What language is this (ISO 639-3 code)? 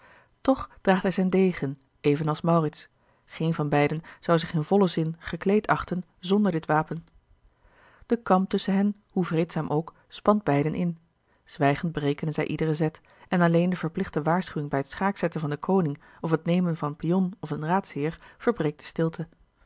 nld